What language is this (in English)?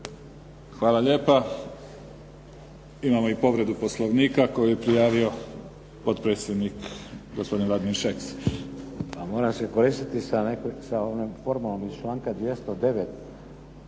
Croatian